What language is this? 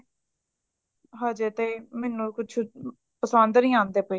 Punjabi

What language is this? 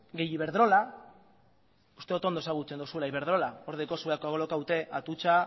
Basque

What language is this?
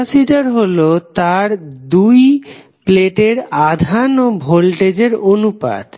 Bangla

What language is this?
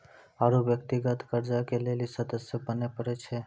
Maithili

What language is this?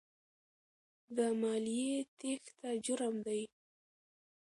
Pashto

